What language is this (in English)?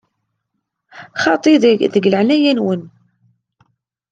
Kabyle